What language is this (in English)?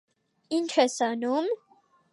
Armenian